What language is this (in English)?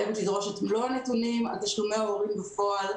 Hebrew